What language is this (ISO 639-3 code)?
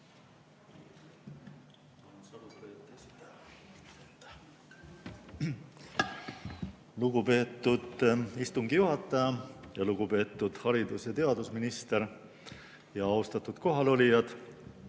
est